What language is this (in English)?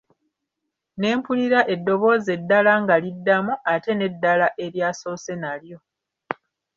Ganda